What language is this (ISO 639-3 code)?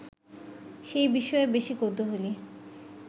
ben